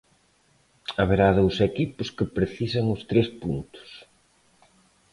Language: Galician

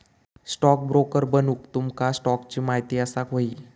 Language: Marathi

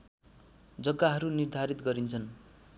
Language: Nepali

